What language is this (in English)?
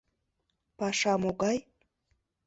Mari